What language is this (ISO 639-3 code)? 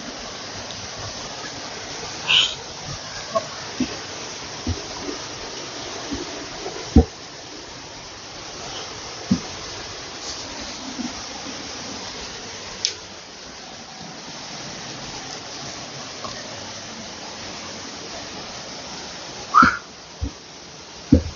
fil